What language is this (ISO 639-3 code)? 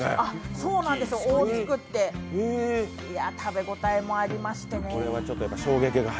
jpn